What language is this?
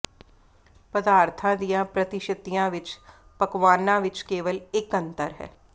Punjabi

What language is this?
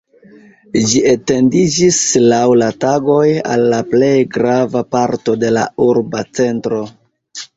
Esperanto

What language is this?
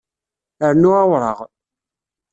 Kabyle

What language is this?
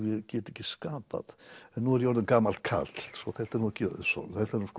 Icelandic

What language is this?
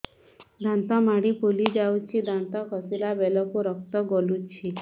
Odia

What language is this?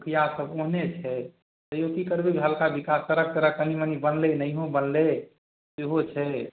Maithili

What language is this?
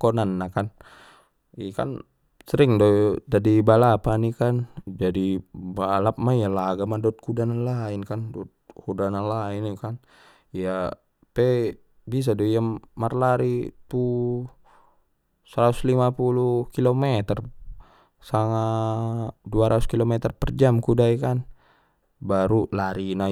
Batak Mandailing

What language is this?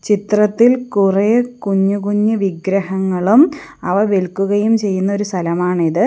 Malayalam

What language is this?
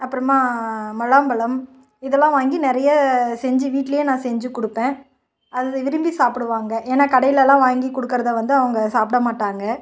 Tamil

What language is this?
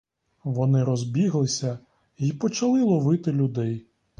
Ukrainian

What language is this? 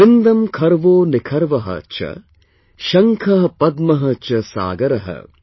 English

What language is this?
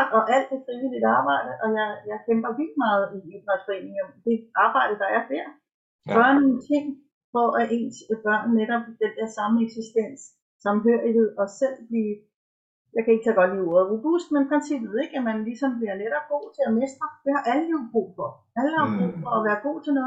Danish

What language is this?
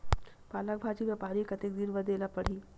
Chhattisgarhi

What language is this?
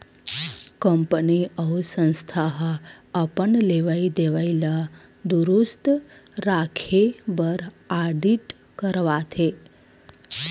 Chhattisgarhi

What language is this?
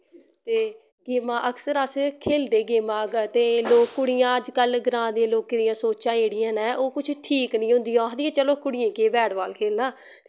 Dogri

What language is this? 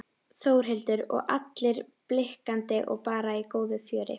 Icelandic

